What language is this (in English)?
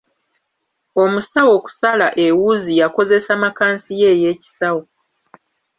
Ganda